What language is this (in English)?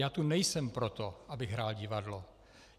Czech